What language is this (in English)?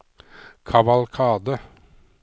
Norwegian